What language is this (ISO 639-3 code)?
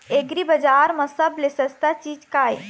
hne